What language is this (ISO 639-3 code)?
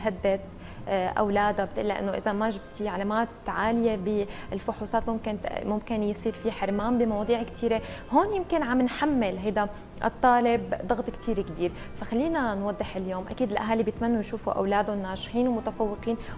ara